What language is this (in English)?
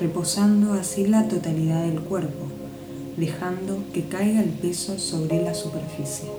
Spanish